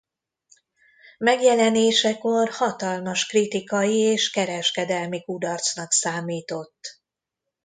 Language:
Hungarian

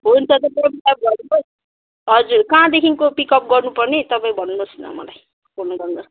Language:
Nepali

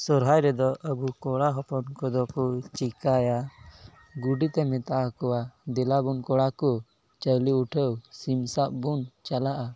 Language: Santali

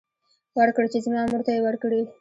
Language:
Pashto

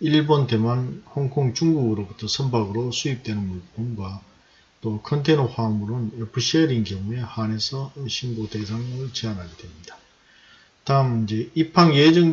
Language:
Korean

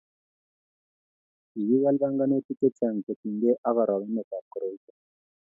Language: Kalenjin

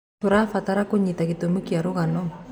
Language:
Kikuyu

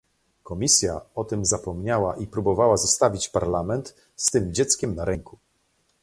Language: Polish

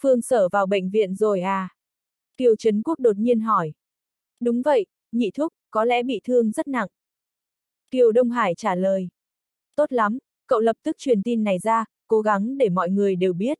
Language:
Vietnamese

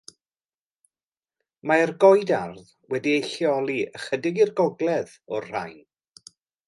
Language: Welsh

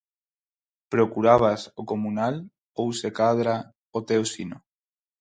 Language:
Galician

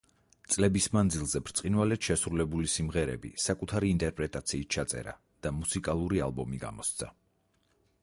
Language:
Georgian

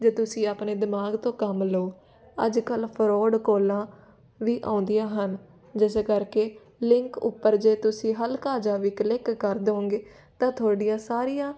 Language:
Punjabi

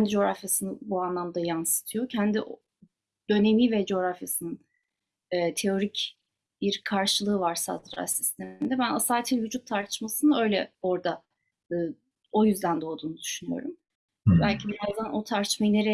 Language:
Turkish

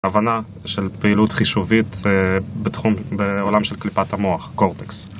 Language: Hebrew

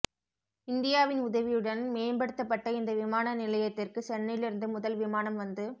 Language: Tamil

